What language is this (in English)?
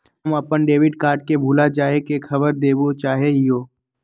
Magahi